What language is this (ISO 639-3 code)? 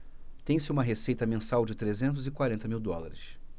por